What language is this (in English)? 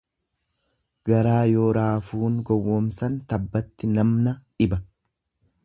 Oromo